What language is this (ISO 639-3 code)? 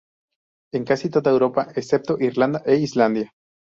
spa